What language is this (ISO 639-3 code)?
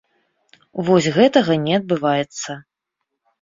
bel